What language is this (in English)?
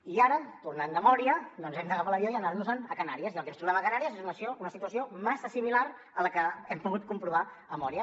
Catalan